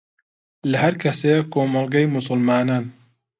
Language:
Central Kurdish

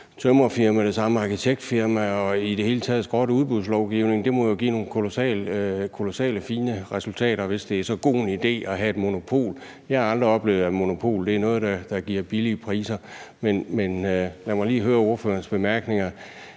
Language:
Danish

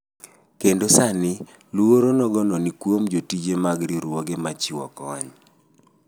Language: Luo (Kenya and Tanzania)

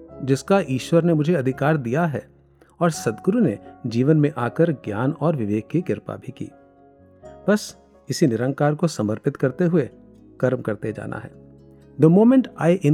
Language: Hindi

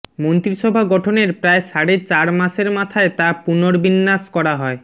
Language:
Bangla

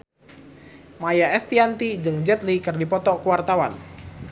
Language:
Sundanese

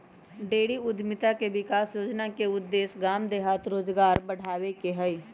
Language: Magahi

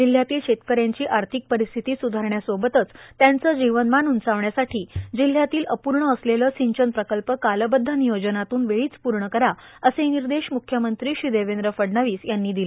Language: Marathi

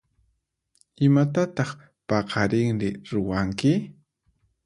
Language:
Puno Quechua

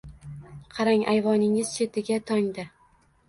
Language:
Uzbek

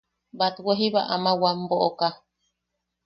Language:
Yaqui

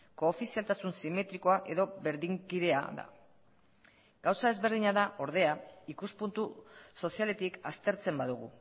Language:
Basque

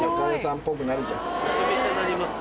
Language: Japanese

